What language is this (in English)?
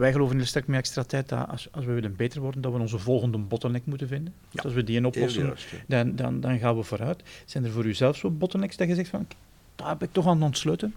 Dutch